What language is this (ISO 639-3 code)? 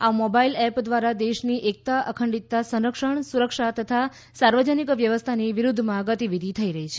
guj